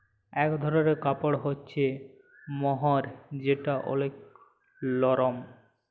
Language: Bangla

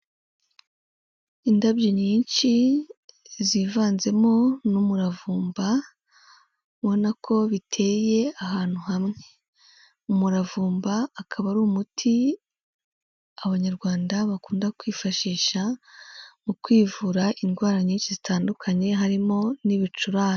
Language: Kinyarwanda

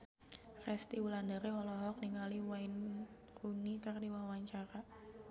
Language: Sundanese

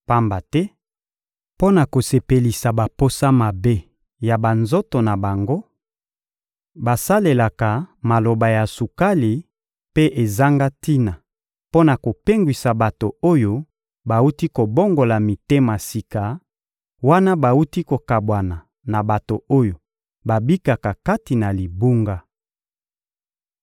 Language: Lingala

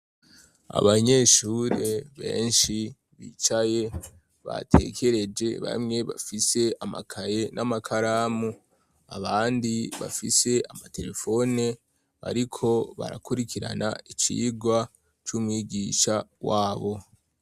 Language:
Rundi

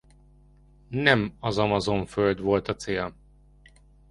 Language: Hungarian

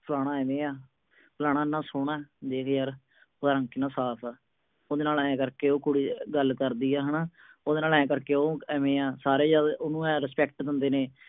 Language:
Punjabi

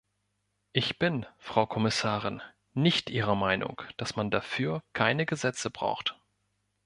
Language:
German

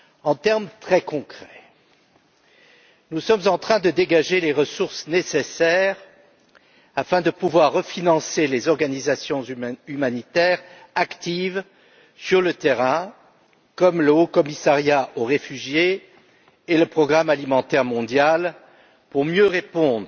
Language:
French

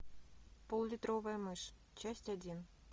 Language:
Russian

